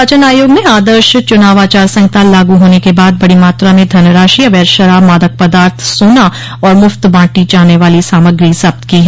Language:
Hindi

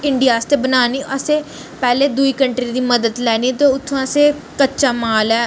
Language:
Dogri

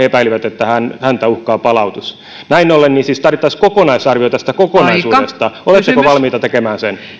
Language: Finnish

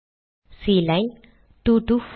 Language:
Tamil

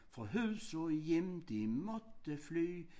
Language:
Danish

